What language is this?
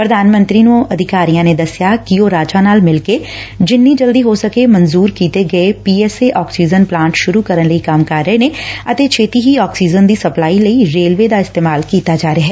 Punjabi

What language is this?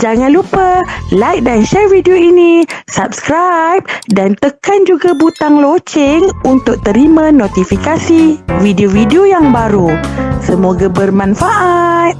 Malay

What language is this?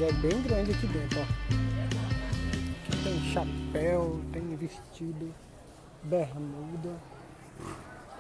Portuguese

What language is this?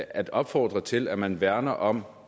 Danish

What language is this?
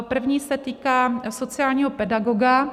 Czech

